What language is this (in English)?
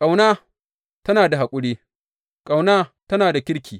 Hausa